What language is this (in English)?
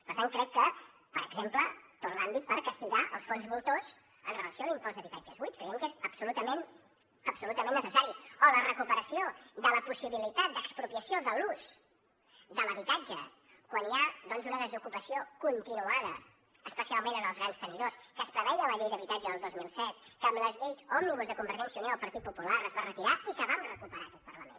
Catalan